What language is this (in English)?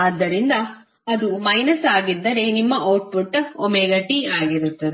Kannada